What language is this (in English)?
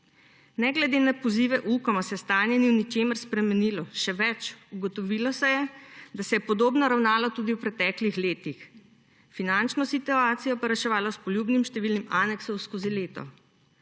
Slovenian